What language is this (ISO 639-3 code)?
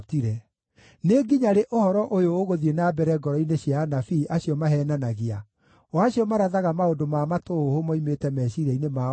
kik